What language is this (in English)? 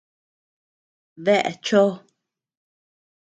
Tepeuxila Cuicatec